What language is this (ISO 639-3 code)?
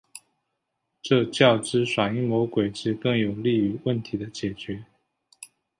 zho